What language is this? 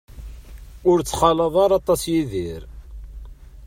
Kabyle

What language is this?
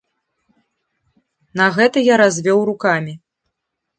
Belarusian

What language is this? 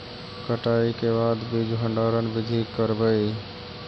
Magahi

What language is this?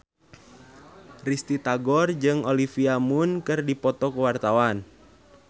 Sundanese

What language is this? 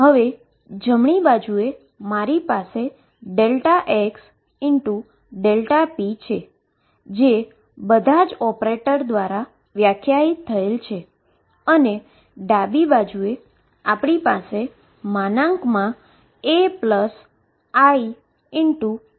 Gujarati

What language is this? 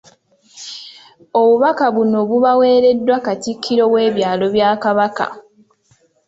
Ganda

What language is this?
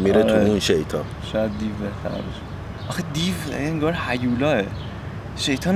Persian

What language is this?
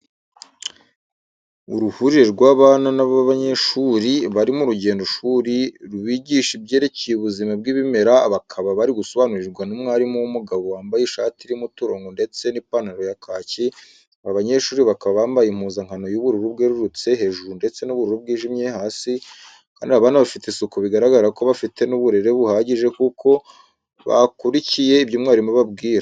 Kinyarwanda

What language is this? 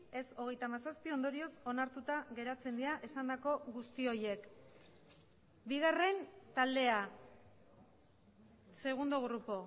Basque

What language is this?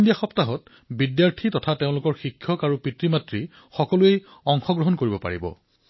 Assamese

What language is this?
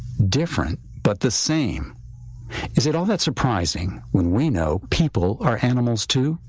English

